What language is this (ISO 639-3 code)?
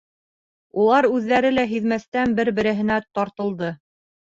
bak